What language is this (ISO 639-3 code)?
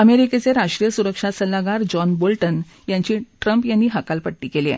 mar